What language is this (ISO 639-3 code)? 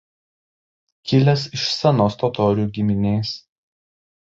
lit